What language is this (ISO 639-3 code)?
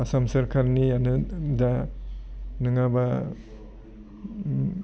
brx